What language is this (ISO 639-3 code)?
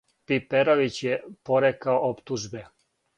srp